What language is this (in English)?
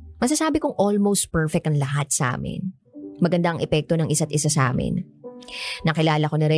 Filipino